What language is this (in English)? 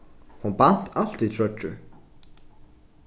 Faroese